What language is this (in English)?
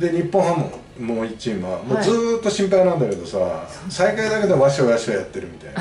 Japanese